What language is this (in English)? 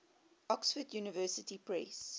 English